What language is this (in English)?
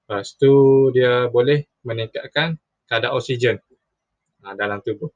Malay